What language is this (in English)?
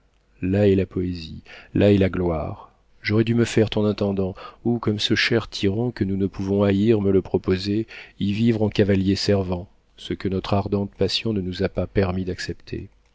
French